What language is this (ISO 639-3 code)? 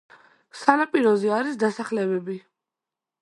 kat